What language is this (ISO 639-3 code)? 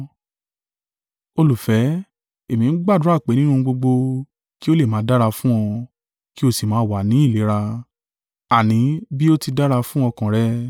yor